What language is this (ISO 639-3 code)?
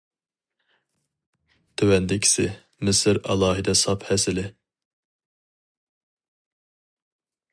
uig